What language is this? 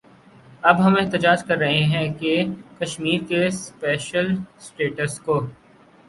Urdu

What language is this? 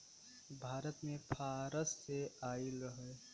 Bhojpuri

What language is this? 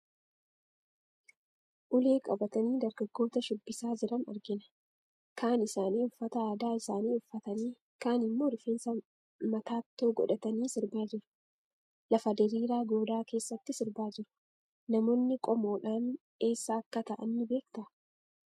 Oromo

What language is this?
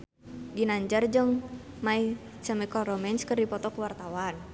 Sundanese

